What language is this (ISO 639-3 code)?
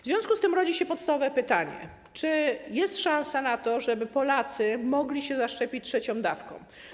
pol